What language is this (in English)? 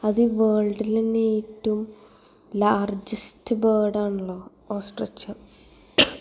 Malayalam